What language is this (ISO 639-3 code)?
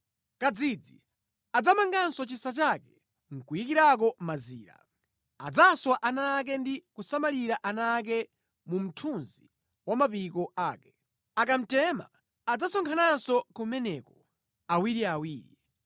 nya